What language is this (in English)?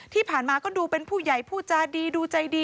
Thai